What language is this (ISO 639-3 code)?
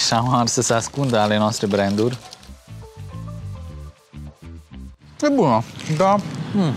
ron